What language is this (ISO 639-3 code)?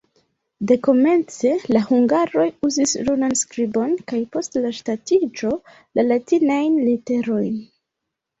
epo